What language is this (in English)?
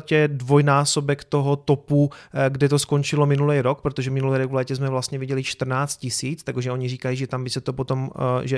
Czech